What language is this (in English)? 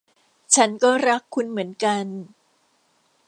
Thai